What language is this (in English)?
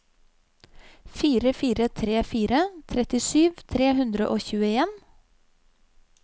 Norwegian